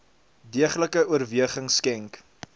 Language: Afrikaans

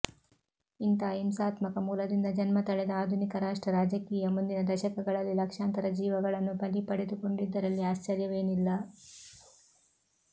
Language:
Kannada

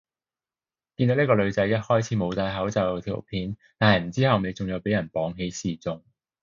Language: Cantonese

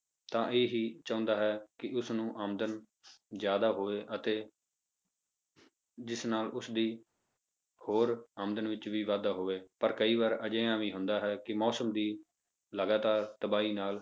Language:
Punjabi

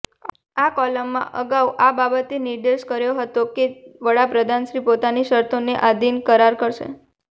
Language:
Gujarati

